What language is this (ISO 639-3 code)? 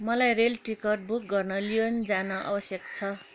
nep